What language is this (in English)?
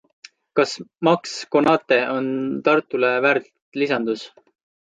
Estonian